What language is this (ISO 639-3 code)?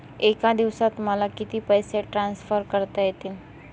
mar